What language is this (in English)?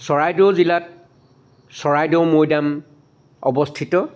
Assamese